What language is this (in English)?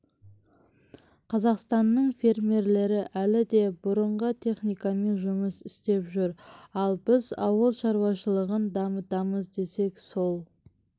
Kazakh